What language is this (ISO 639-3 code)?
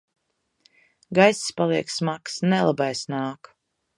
lav